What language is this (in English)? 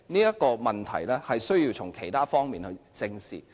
Cantonese